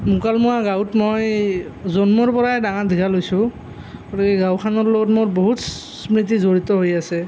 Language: Assamese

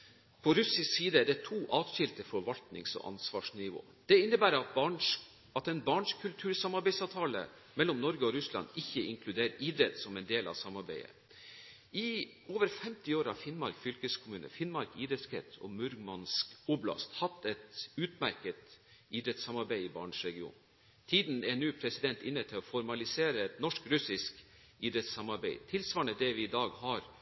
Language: Norwegian Bokmål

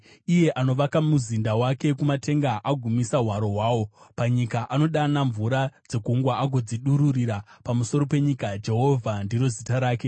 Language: Shona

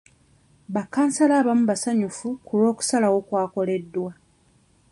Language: Ganda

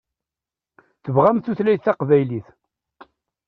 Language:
Kabyle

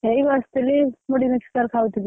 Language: Odia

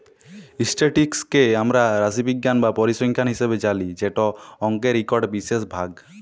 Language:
Bangla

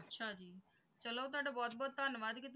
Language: Punjabi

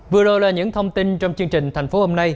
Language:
Vietnamese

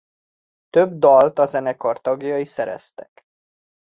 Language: Hungarian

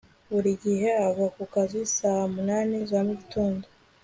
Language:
Kinyarwanda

